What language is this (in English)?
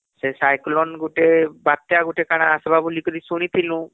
Odia